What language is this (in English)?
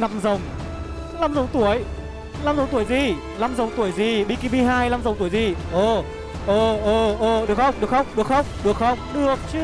Vietnamese